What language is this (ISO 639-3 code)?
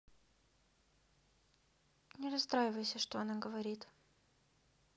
rus